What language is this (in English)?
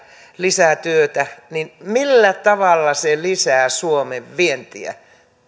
Finnish